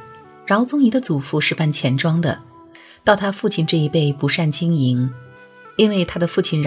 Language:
Chinese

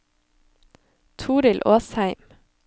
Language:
Norwegian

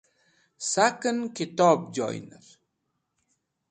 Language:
Wakhi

